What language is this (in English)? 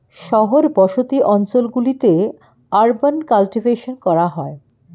Bangla